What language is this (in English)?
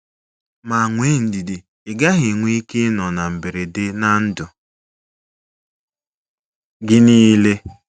Igbo